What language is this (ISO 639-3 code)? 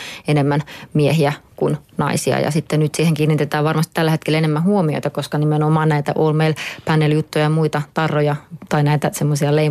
fin